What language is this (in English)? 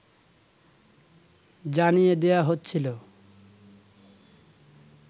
Bangla